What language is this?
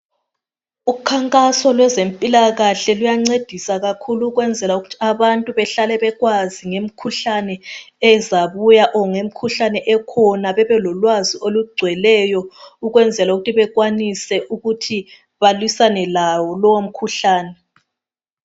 North Ndebele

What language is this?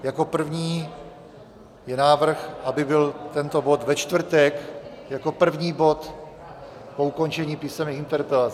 Czech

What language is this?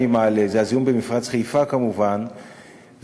Hebrew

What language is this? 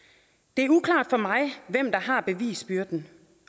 Danish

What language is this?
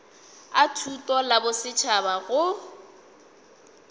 Northern Sotho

